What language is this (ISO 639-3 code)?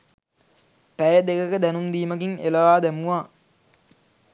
sin